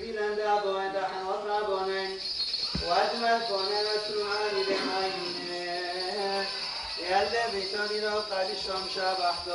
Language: Arabic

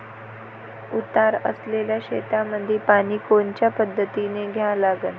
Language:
Marathi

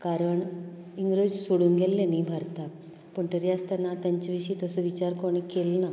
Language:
Konkani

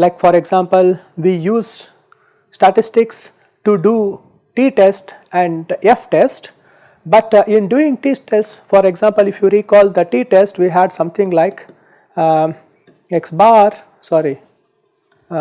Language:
English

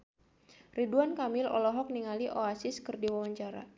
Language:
Sundanese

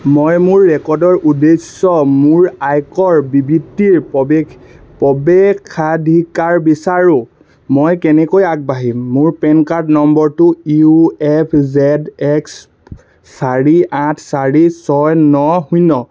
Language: Assamese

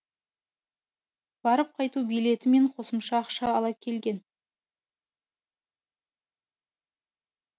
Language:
Kazakh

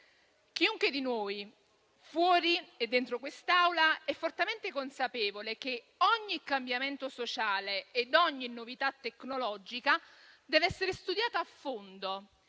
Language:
Italian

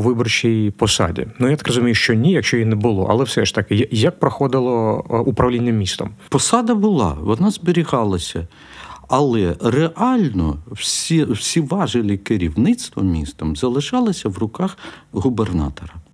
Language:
Ukrainian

